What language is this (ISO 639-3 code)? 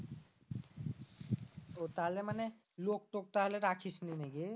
ben